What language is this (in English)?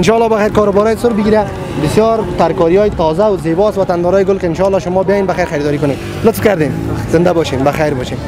Persian